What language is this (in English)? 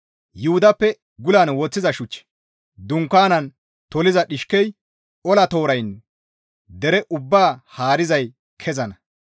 Gamo